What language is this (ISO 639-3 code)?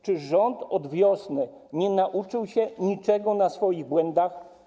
pol